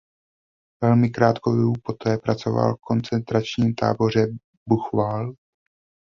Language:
Czech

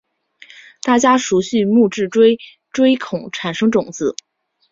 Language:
Chinese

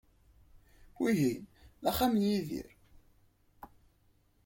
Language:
Kabyle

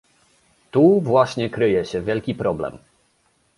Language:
Polish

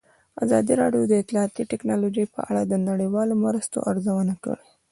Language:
Pashto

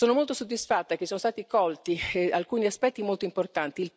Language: Italian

